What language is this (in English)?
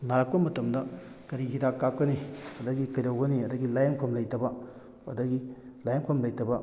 Manipuri